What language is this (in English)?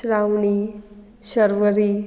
Konkani